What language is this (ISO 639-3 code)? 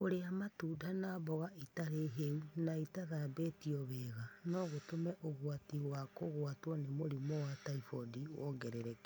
kik